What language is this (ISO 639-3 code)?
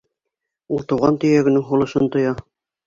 bak